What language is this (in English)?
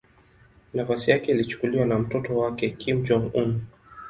Swahili